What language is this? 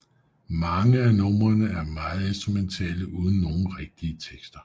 Danish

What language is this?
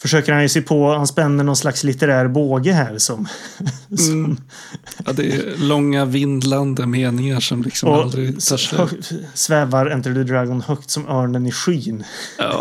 Swedish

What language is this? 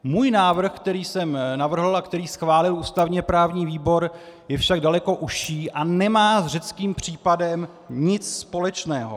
Czech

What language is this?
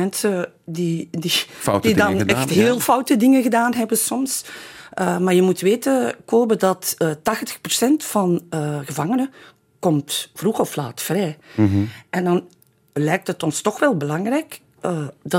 Dutch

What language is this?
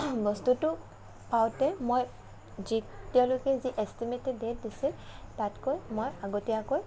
Assamese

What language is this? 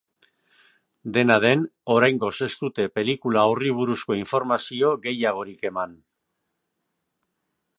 Basque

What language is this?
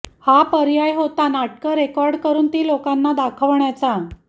Marathi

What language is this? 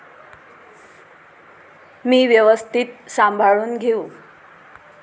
Marathi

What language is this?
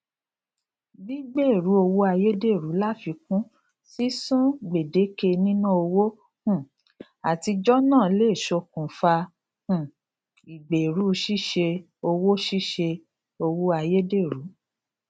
Yoruba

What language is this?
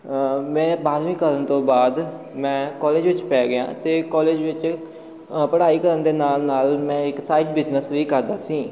Punjabi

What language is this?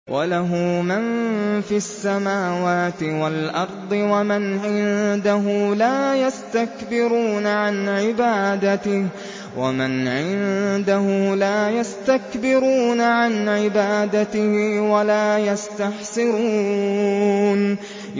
Arabic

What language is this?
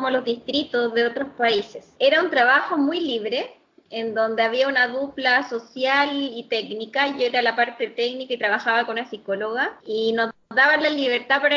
Spanish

